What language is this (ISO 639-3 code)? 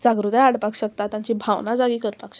kok